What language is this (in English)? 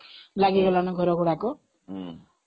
Odia